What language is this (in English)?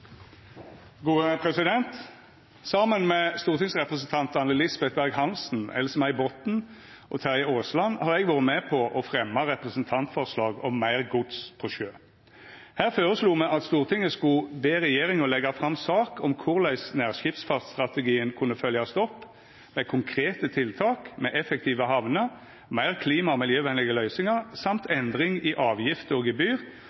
Norwegian